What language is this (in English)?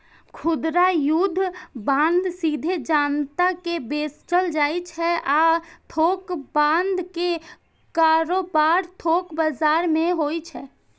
Maithili